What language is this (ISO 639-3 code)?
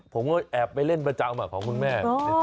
tha